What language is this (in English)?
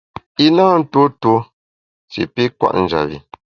Bamun